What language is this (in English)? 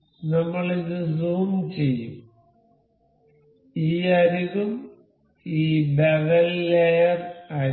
Malayalam